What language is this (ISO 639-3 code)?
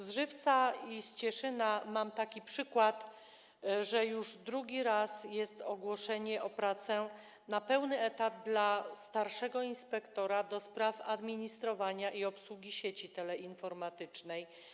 pol